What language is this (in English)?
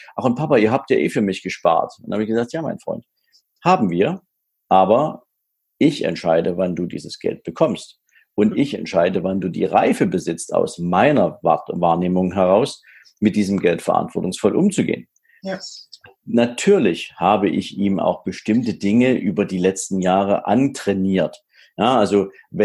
German